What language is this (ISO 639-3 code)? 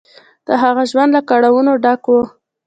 pus